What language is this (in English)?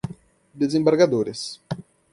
Portuguese